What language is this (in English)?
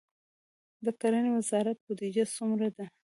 Pashto